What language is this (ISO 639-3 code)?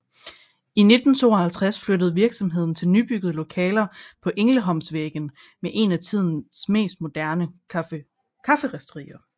dan